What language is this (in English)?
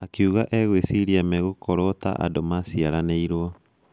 Kikuyu